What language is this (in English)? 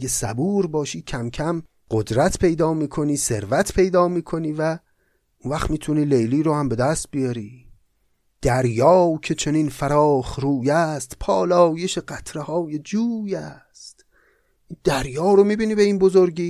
Persian